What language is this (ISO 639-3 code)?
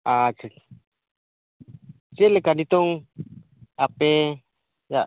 sat